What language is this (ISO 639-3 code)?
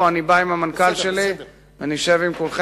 heb